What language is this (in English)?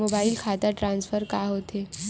Chhattisgarhi